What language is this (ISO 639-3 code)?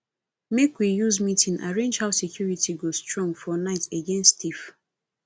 pcm